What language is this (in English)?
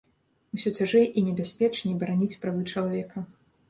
Belarusian